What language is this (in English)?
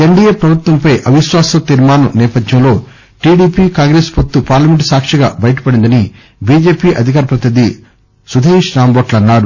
Telugu